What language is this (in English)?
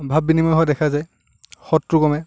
Assamese